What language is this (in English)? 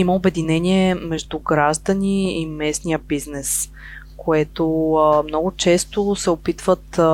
Bulgarian